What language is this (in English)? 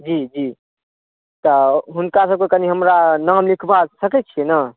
Maithili